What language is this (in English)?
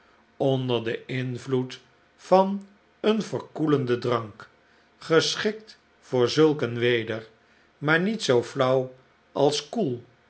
Dutch